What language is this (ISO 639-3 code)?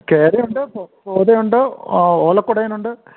mal